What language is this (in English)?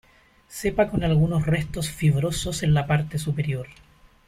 Spanish